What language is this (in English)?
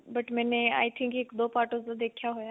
Punjabi